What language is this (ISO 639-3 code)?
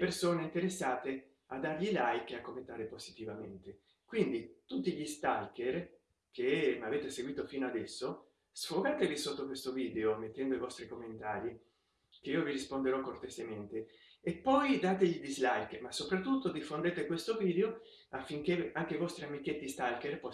ita